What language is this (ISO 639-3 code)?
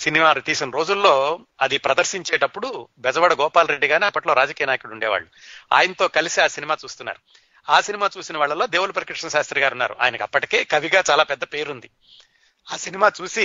tel